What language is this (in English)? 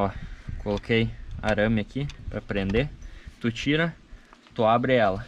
Portuguese